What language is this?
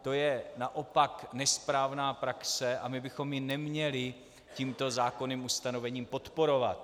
Czech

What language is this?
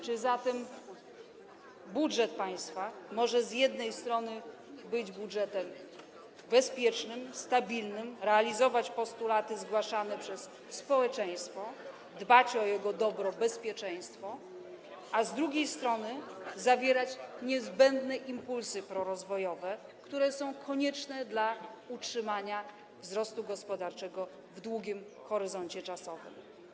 Polish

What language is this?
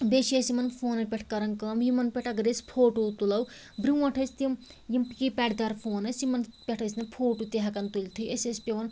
Kashmiri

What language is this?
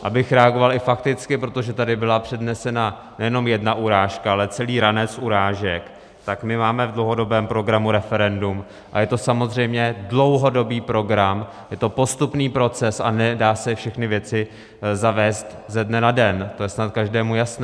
Czech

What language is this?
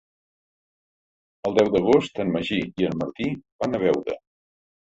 Catalan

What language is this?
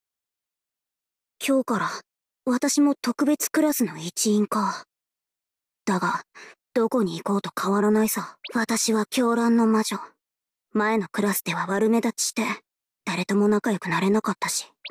Japanese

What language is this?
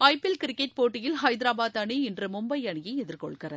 Tamil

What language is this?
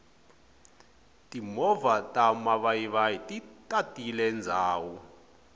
Tsonga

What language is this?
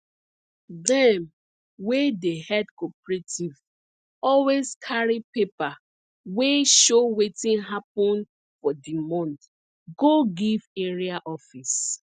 Nigerian Pidgin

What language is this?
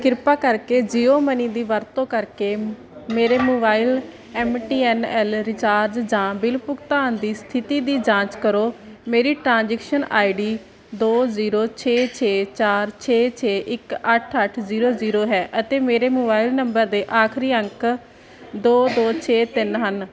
Punjabi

